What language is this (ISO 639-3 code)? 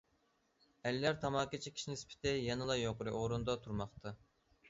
uig